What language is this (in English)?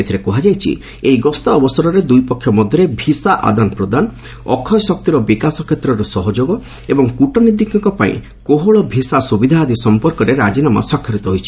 Odia